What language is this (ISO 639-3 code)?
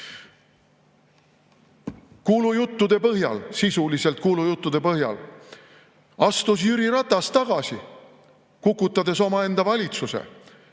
est